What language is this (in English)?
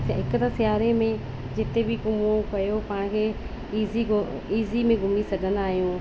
Sindhi